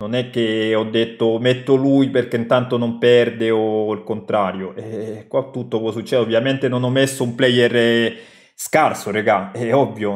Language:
Italian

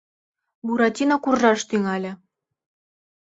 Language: Mari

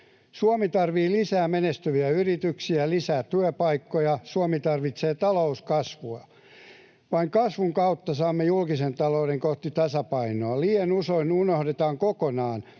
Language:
Finnish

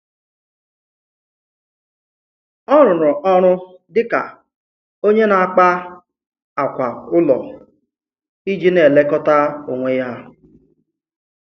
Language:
Igbo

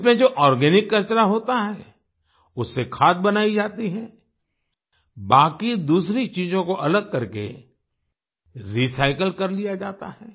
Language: Hindi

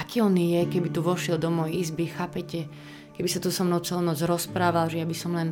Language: Slovak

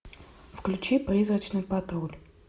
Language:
Russian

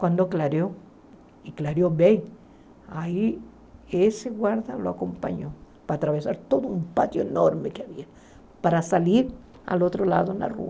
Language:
Portuguese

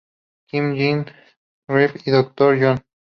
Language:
Spanish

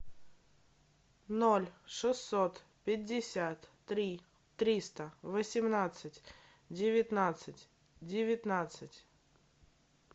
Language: Russian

